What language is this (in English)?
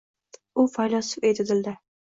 Uzbek